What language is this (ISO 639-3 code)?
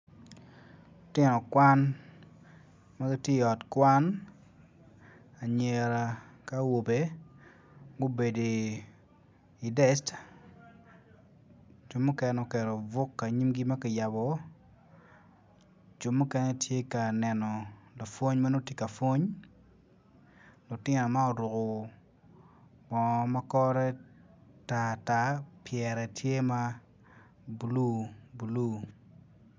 ach